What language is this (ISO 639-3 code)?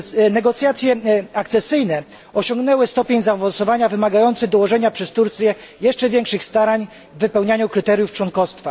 pol